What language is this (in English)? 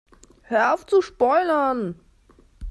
German